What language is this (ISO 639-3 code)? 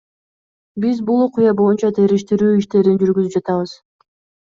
kir